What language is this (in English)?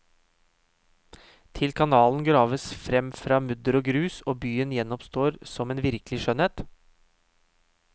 Norwegian